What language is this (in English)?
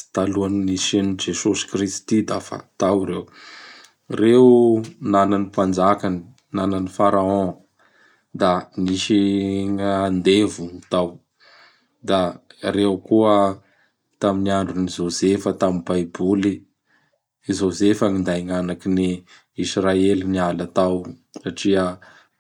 Bara Malagasy